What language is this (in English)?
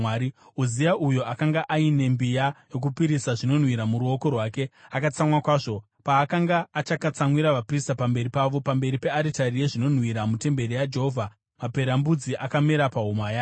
Shona